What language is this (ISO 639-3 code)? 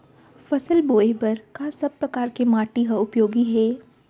hne